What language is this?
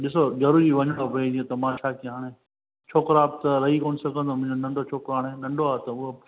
Sindhi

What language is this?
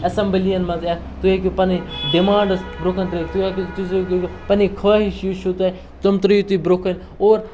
Kashmiri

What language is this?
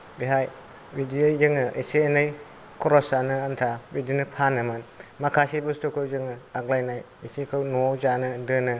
Bodo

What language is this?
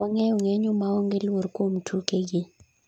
Luo (Kenya and Tanzania)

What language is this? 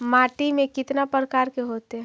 Magahi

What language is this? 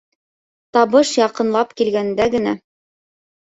Bashkir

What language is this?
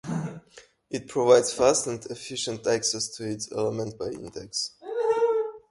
English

